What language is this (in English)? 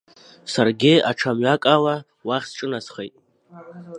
Abkhazian